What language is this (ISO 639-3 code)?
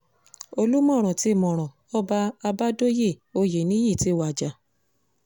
yor